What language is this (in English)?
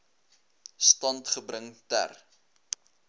Afrikaans